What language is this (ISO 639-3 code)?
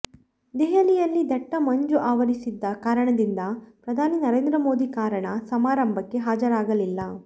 kan